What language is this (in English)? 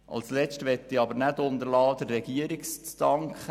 Swiss German